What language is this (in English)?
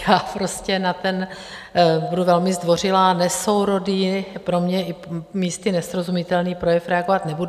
Czech